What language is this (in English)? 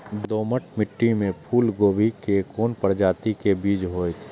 Maithili